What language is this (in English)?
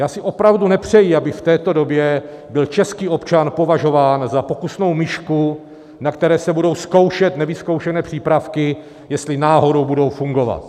Czech